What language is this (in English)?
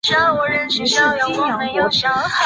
Chinese